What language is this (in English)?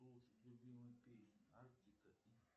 Russian